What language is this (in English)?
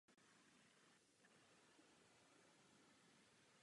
Czech